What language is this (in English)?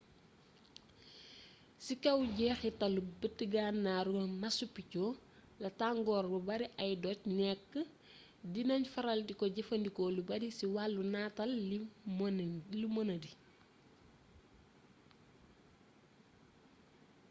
Wolof